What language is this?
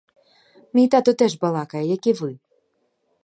Ukrainian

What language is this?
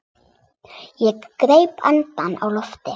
Icelandic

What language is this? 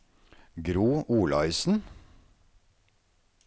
Norwegian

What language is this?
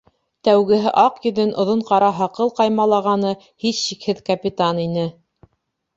Bashkir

